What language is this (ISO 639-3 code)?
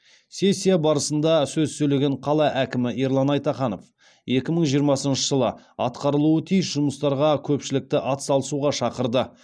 kaz